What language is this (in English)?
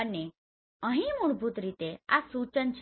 Gujarati